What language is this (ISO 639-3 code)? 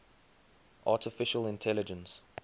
eng